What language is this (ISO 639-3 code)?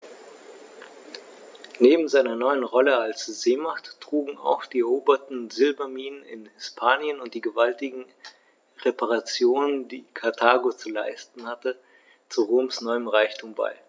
deu